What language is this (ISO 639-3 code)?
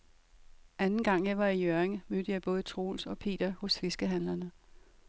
dan